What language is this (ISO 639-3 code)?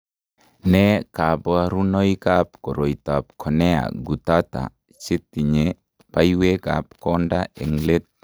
kln